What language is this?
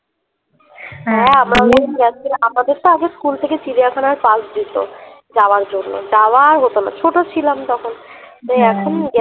Bangla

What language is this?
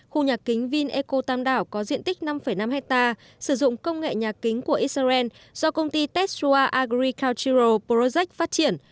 Vietnamese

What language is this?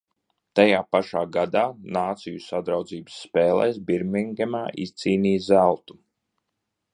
Latvian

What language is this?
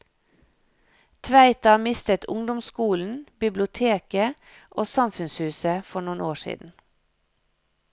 Norwegian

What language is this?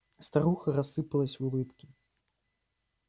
Russian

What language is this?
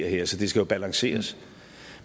Danish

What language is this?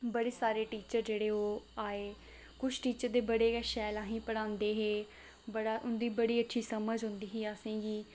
Dogri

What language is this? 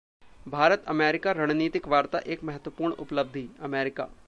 Hindi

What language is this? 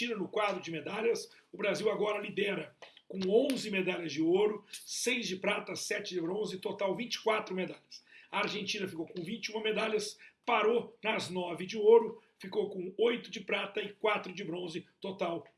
Portuguese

